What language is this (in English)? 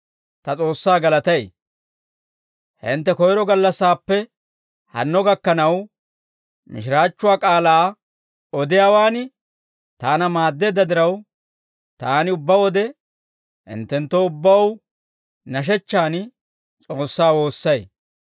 Dawro